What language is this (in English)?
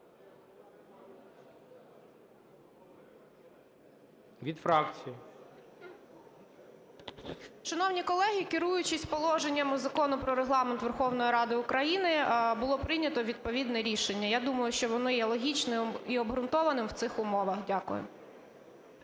Ukrainian